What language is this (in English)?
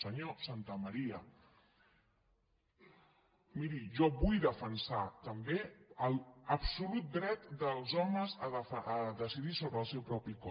Catalan